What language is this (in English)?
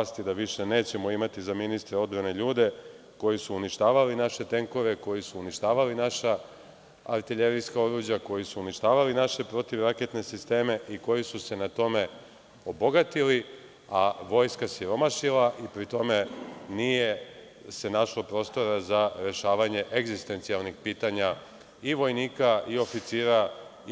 Serbian